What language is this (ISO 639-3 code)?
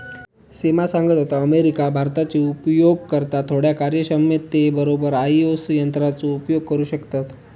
mar